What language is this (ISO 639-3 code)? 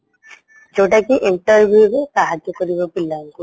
ori